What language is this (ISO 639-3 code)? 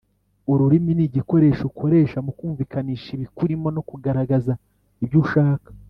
kin